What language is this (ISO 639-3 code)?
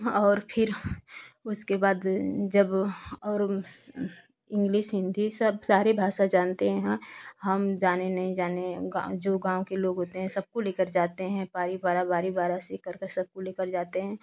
hin